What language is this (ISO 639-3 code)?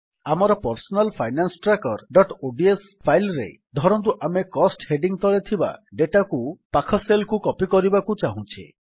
ori